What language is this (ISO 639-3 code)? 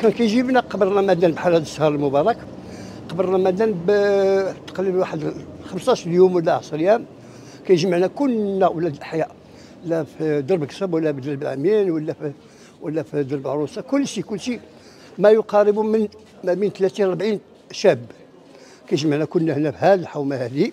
ara